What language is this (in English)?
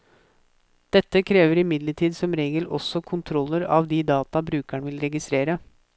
Norwegian